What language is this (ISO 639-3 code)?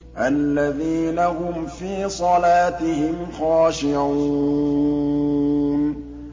ara